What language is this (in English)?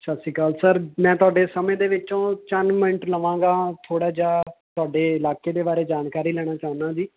Punjabi